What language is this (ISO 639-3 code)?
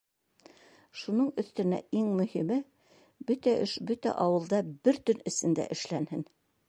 bak